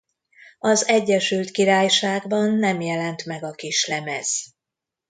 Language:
Hungarian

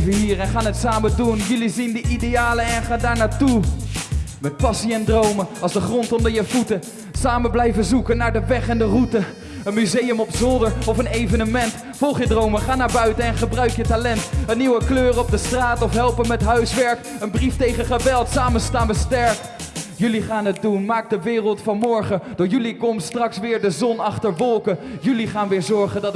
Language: Dutch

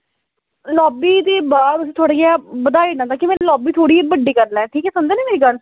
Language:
Dogri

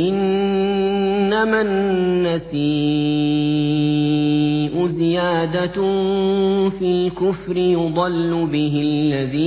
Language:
Arabic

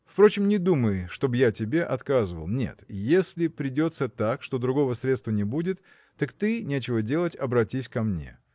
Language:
Russian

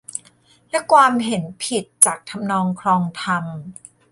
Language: Thai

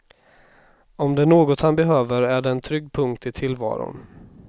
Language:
Swedish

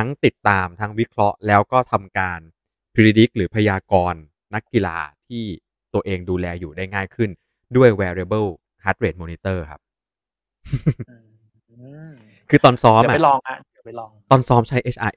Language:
Thai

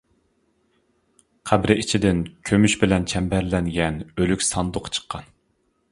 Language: Uyghur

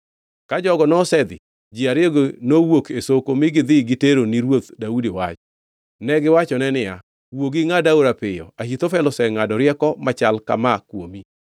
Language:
Luo (Kenya and Tanzania)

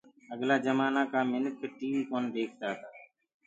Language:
Gurgula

